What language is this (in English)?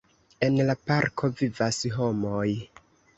Esperanto